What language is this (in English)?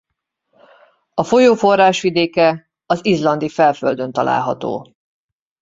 Hungarian